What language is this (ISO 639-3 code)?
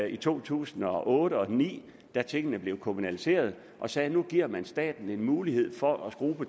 dan